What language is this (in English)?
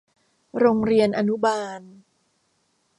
Thai